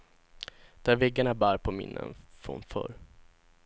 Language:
Swedish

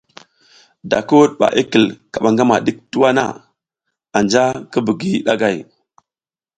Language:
South Giziga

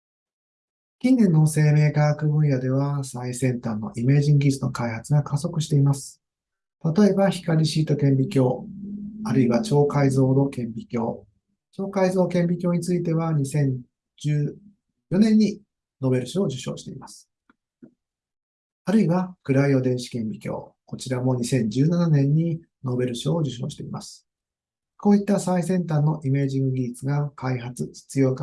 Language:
Japanese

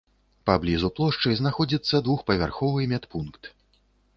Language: Belarusian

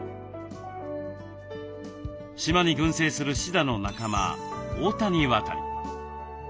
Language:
Japanese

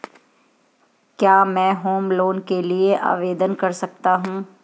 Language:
Hindi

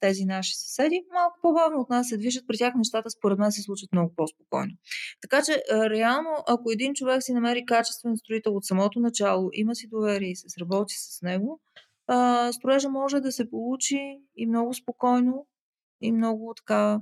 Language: Bulgarian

